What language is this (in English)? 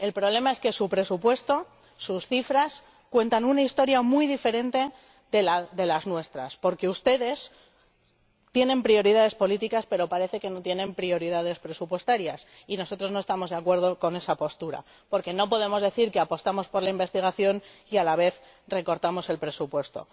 Spanish